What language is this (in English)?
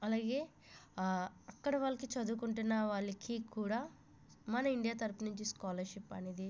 Telugu